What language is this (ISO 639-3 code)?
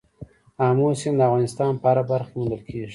pus